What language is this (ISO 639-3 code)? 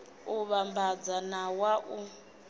ven